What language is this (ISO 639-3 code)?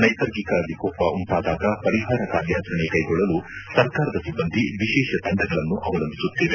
kan